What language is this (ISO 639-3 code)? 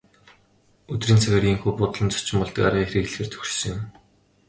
mon